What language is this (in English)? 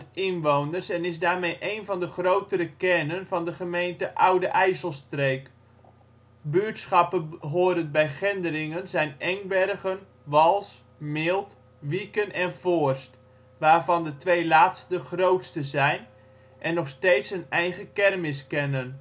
Dutch